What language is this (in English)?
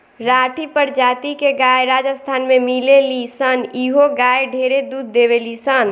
Bhojpuri